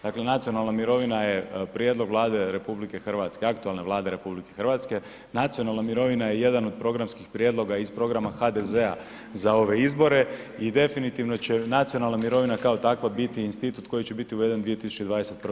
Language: Croatian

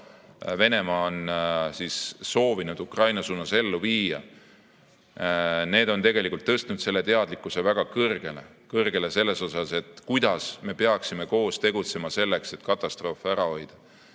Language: Estonian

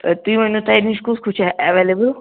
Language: Kashmiri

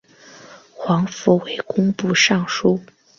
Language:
Chinese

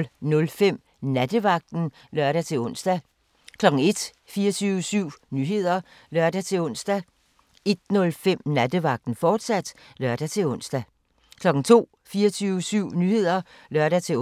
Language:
Danish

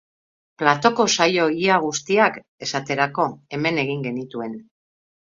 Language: Basque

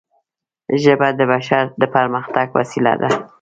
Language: Pashto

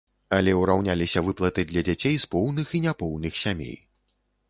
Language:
Belarusian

